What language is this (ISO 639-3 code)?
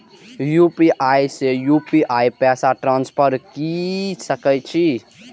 mai